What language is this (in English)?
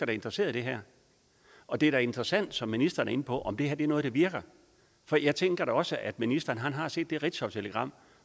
Danish